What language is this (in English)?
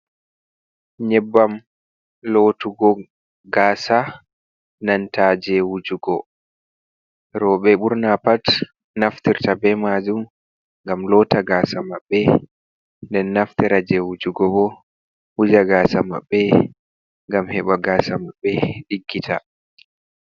Fula